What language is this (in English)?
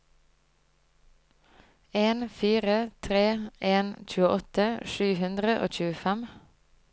Norwegian